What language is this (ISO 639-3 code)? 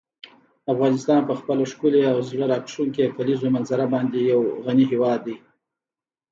pus